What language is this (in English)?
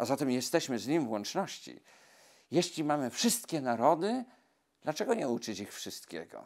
Polish